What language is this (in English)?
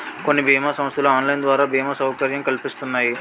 Telugu